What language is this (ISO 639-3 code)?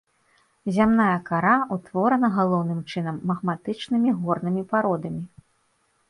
bel